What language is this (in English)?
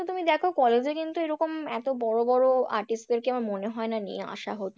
Bangla